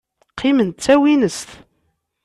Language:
Kabyle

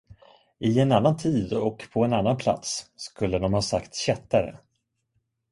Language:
Swedish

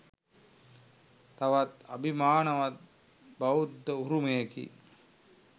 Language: Sinhala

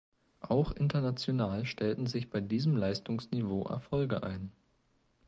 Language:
German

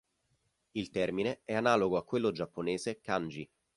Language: Italian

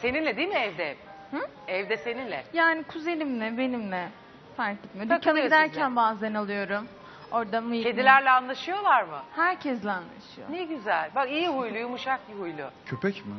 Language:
Turkish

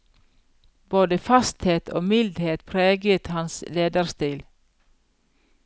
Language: Norwegian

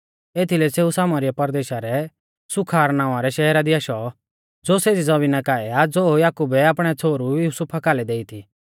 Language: Mahasu Pahari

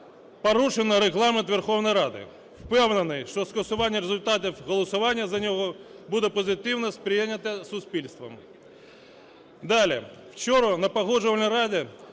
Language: Ukrainian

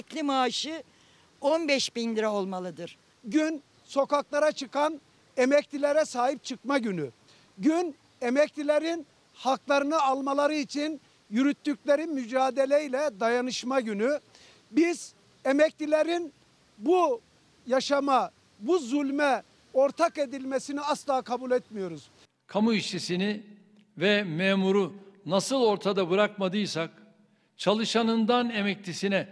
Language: Turkish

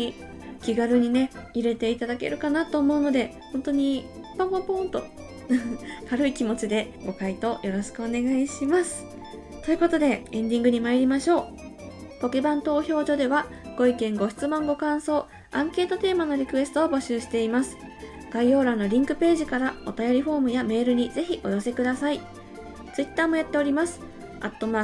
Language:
Japanese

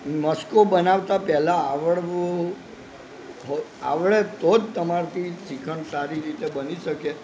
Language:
Gujarati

